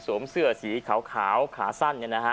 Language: Thai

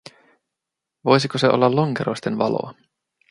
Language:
Finnish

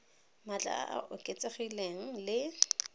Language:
Tswana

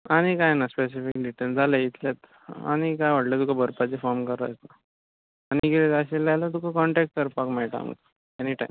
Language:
Konkani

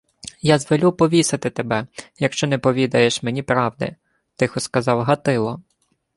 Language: Ukrainian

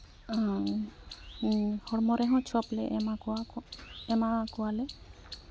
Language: Santali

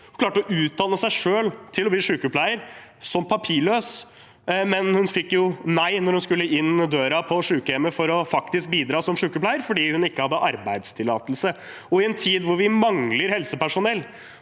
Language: Norwegian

